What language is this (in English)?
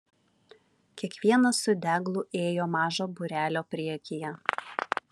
Lithuanian